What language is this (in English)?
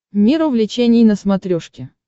Russian